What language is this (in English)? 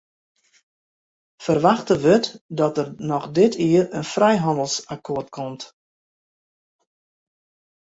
Western Frisian